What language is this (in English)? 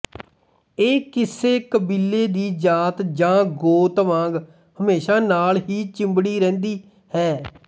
Punjabi